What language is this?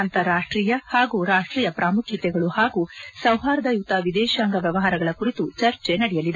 Kannada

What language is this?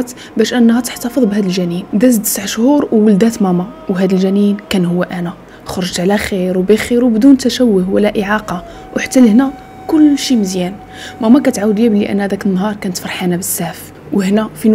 Arabic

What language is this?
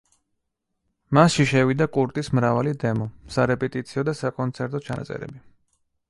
Georgian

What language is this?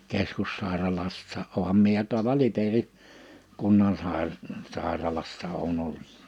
Finnish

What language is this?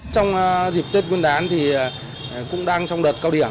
Vietnamese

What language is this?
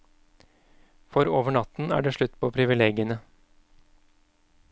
Norwegian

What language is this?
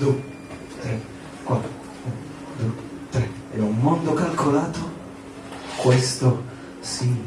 Italian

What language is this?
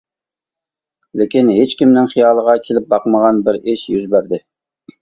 Uyghur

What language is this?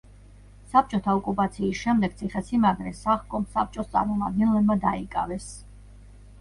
Georgian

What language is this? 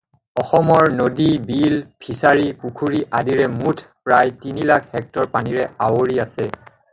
Assamese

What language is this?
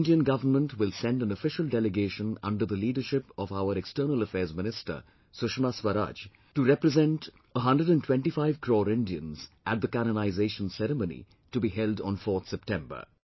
English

